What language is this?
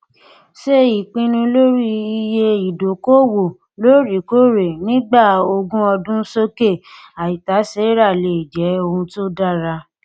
Yoruba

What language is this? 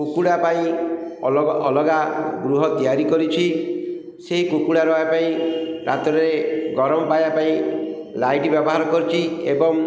Odia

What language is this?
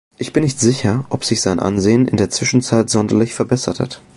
German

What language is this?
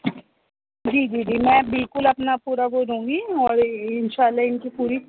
Urdu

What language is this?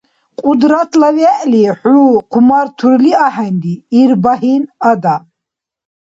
Dargwa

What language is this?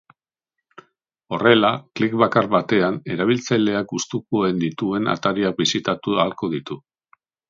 Basque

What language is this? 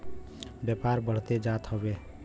Bhojpuri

